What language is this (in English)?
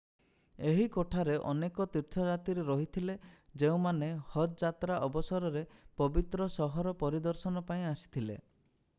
Odia